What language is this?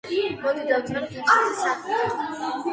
Georgian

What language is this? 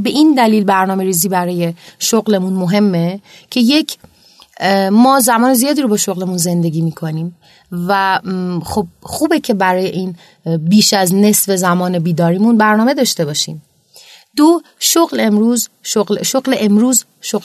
Persian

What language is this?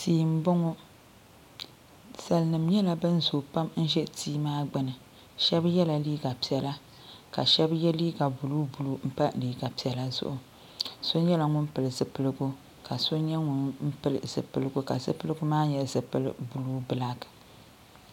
Dagbani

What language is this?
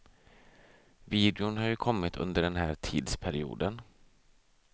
Swedish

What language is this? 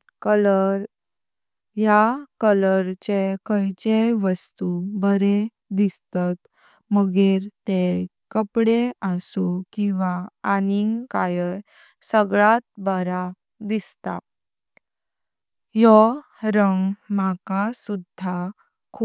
Konkani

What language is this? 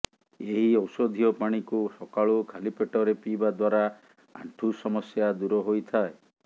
Odia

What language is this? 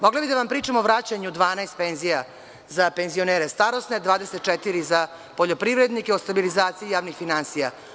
Serbian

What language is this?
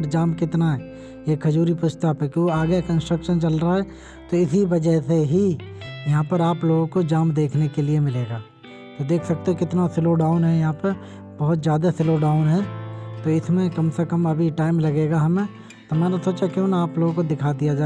Hindi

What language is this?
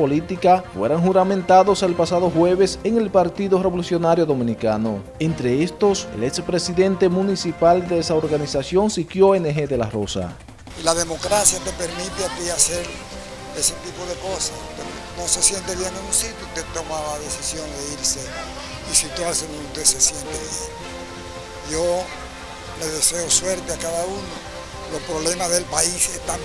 Spanish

